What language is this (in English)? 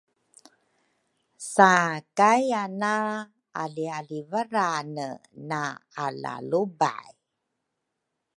Rukai